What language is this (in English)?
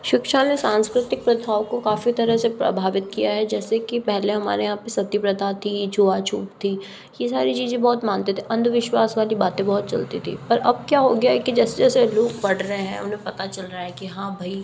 Hindi